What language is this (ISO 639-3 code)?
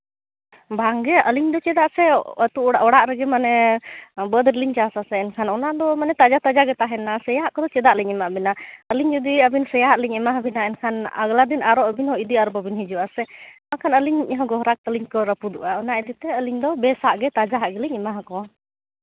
sat